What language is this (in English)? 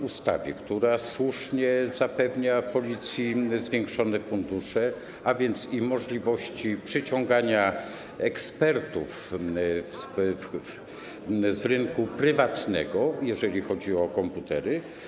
Polish